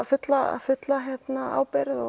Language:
Icelandic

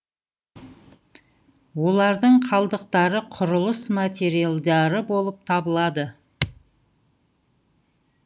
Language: Kazakh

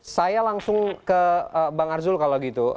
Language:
Indonesian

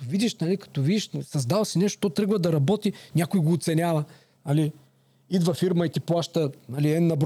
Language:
Bulgarian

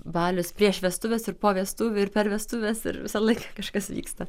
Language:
Lithuanian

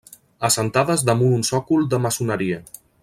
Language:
Catalan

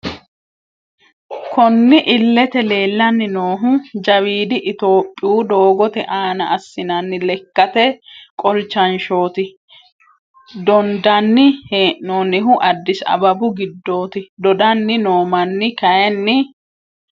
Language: Sidamo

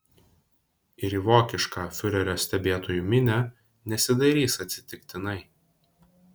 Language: Lithuanian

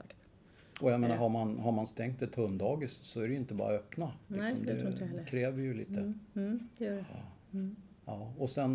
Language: Swedish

